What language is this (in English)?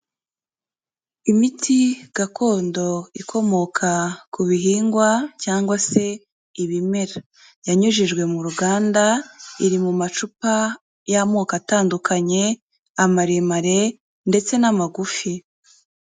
Kinyarwanda